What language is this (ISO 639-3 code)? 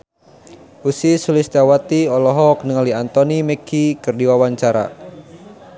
sun